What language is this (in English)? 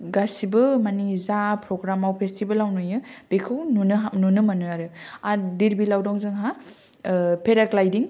Bodo